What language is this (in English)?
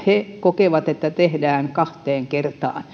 Finnish